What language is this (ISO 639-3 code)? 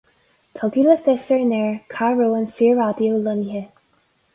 gle